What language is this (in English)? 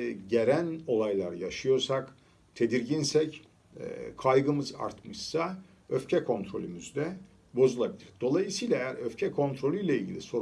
Turkish